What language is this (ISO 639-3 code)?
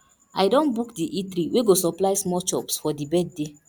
pcm